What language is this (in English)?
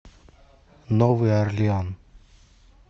Russian